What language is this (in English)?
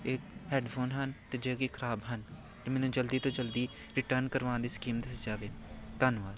Punjabi